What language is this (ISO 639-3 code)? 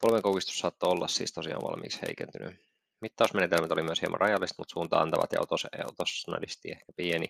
fin